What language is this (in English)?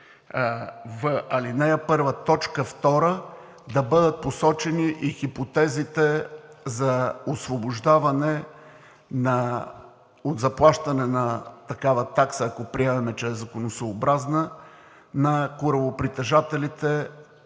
Bulgarian